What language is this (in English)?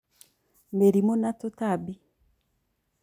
Kikuyu